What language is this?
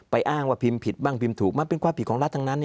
Thai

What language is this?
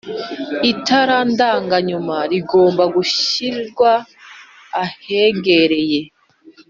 Kinyarwanda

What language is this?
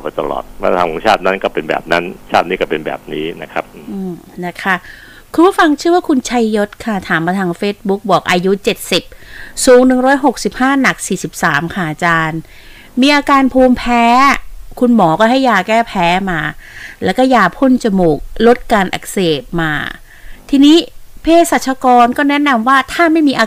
Thai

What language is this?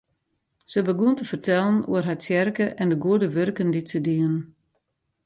Western Frisian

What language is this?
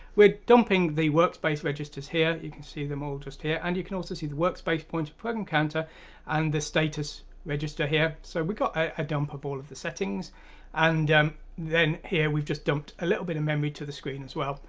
English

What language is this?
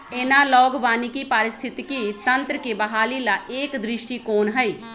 Magahi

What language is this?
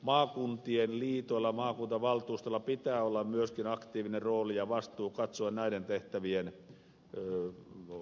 Finnish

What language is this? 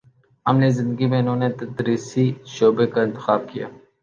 Urdu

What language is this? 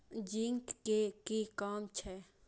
Maithili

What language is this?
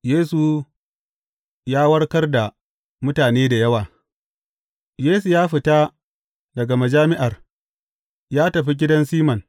Hausa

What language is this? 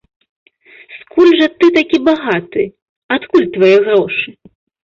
Belarusian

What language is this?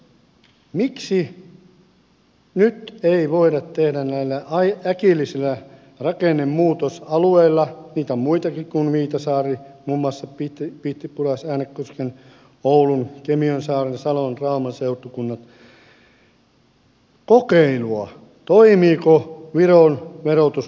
Finnish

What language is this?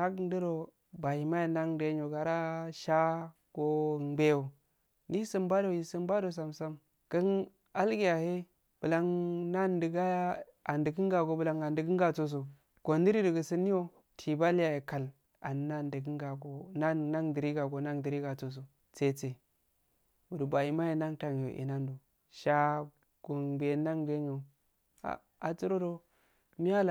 Afade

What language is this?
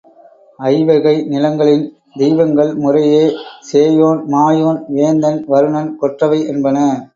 Tamil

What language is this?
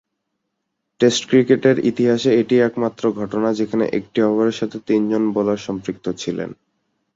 Bangla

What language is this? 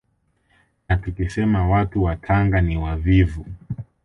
Swahili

